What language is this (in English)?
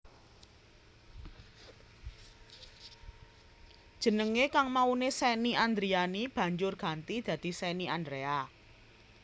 Javanese